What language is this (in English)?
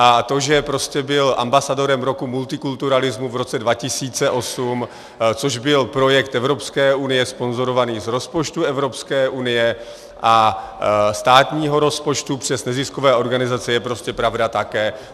Czech